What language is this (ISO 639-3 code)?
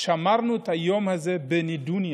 heb